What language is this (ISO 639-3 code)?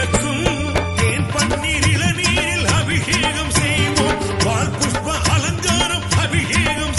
tam